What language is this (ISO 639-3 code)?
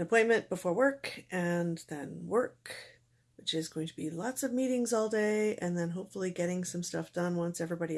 eng